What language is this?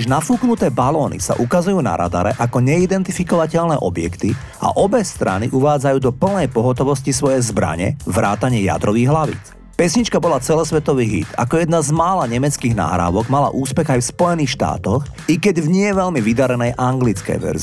Slovak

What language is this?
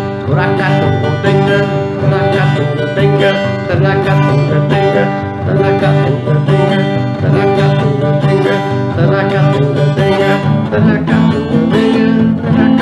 Portuguese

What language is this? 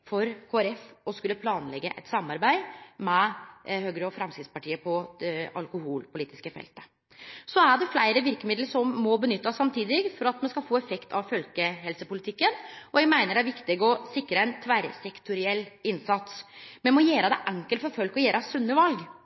Norwegian Nynorsk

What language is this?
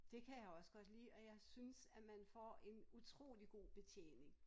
Danish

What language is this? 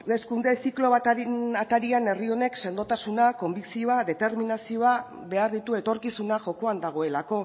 Basque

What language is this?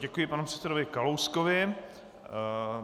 Czech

